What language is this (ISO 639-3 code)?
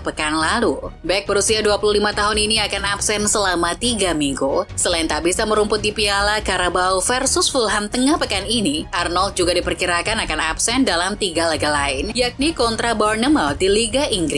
ind